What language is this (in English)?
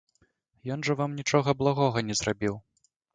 Belarusian